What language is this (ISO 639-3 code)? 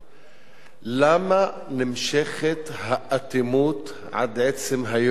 heb